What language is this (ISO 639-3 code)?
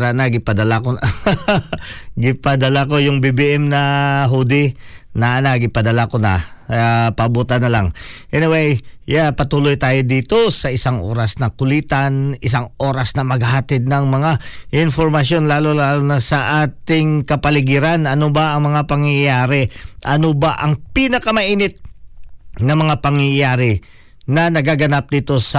fil